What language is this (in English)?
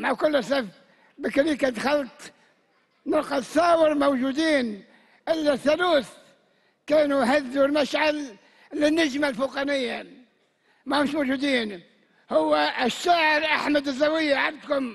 Arabic